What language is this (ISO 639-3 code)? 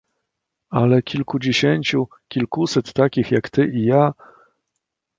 pol